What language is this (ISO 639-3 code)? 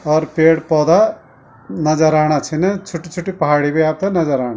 gbm